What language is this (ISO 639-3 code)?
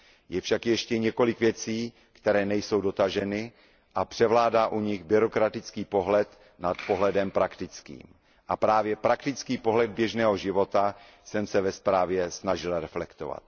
ces